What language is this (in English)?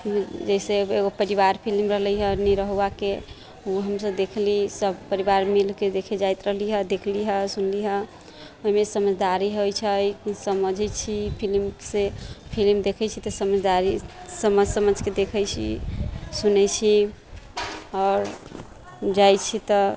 Maithili